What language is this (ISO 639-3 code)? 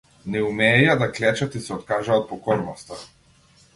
mkd